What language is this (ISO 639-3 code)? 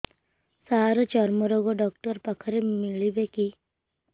ori